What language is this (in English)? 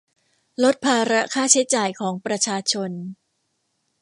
Thai